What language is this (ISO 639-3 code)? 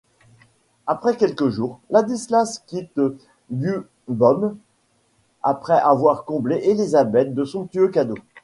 fra